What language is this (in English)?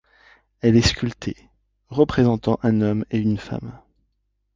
French